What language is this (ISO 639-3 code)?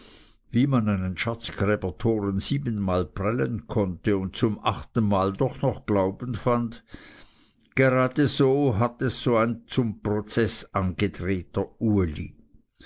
deu